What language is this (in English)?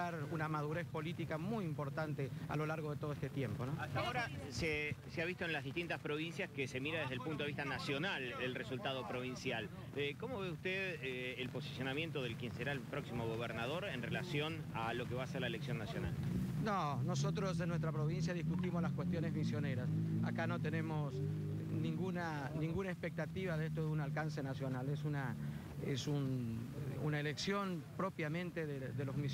Spanish